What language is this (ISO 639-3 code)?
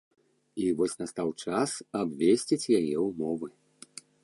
bel